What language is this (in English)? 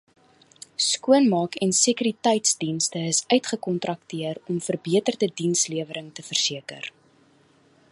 Afrikaans